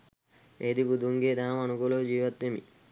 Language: Sinhala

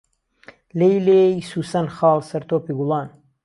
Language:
Central Kurdish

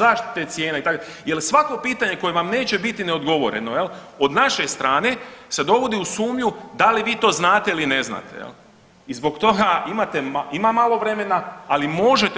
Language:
Croatian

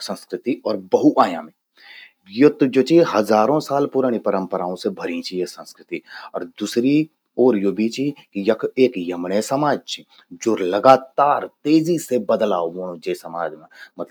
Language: Garhwali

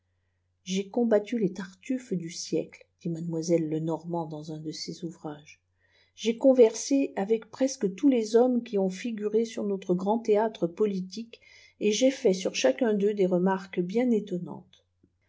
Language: French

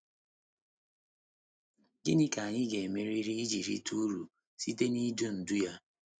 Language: Igbo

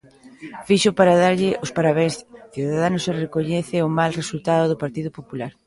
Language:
Galician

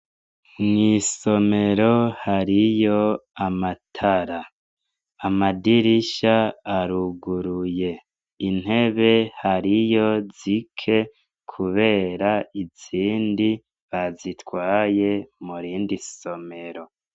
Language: Rundi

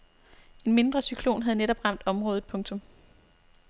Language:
Danish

